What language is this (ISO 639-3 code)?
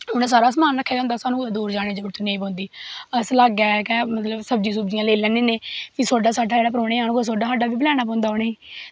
doi